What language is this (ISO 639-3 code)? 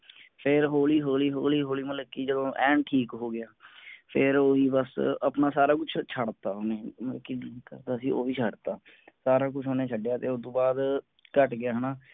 pan